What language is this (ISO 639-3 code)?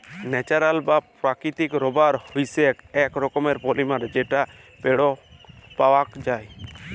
ben